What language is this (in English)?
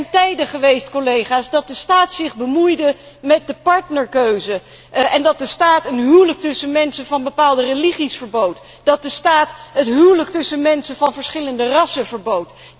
Dutch